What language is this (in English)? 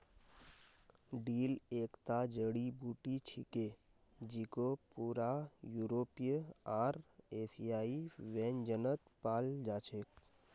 Magahi